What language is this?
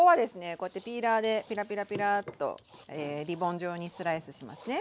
Japanese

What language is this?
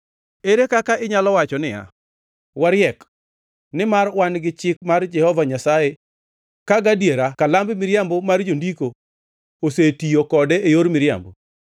Luo (Kenya and Tanzania)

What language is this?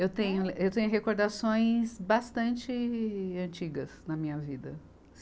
Portuguese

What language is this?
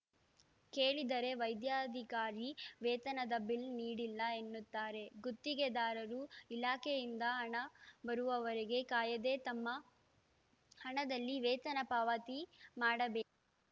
Kannada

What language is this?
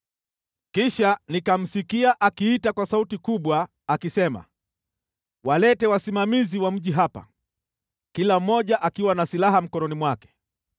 Swahili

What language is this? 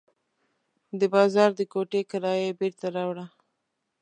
Pashto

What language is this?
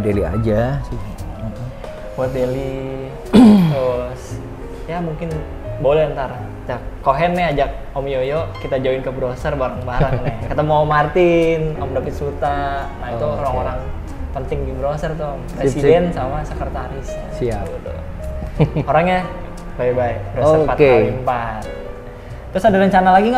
Indonesian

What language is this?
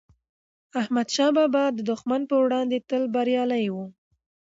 Pashto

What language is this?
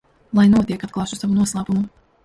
Latvian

